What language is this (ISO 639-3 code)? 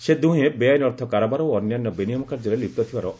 ori